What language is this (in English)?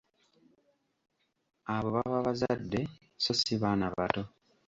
Ganda